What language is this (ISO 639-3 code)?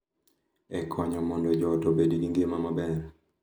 luo